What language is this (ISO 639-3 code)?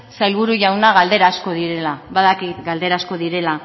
eus